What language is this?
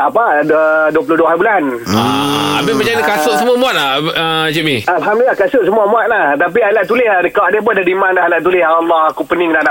Malay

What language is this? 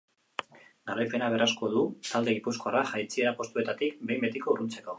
Basque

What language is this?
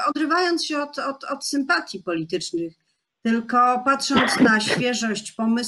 Polish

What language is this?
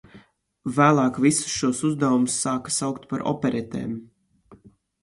Latvian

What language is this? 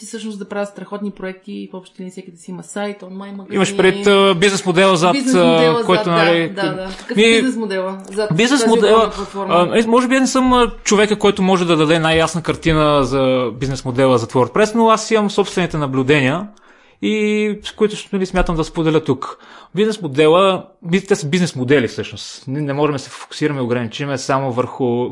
Bulgarian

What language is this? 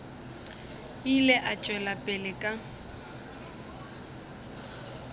Northern Sotho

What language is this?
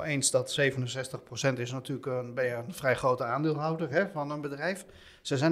Dutch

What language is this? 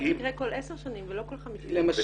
Hebrew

